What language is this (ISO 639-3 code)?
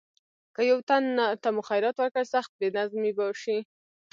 pus